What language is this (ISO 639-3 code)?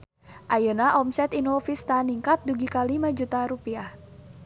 sun